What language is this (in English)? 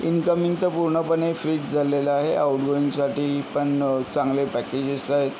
Marathi